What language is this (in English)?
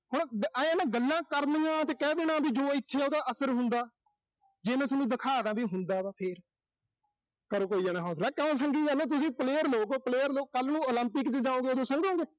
Punjabi